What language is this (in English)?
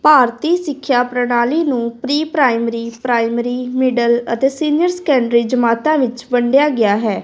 Punjabi